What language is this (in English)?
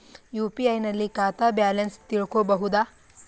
Kannada